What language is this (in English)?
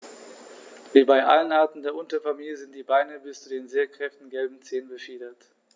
German